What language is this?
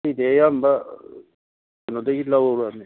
Manipuri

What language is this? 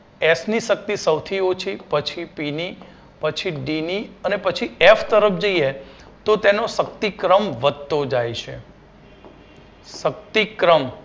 Gujarati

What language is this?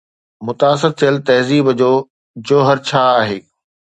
Sindhi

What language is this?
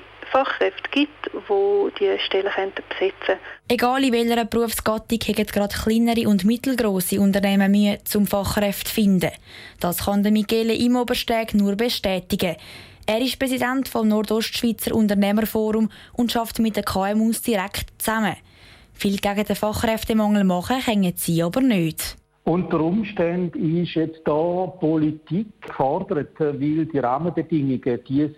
German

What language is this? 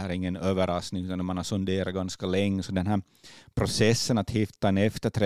Swedish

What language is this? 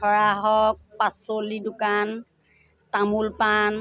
Assamese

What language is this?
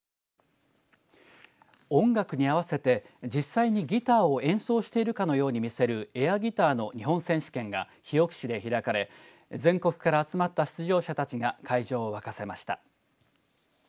Japanese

